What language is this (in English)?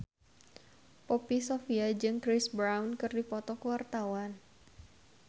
Sundanese